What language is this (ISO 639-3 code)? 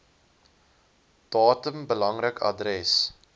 afr